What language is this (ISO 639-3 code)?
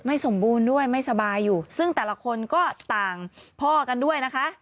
tha